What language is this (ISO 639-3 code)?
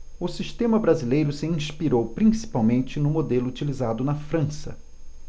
por